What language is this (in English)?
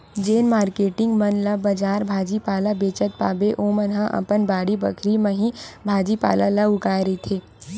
Chhattisgarhi